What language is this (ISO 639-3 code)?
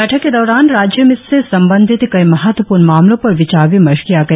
hin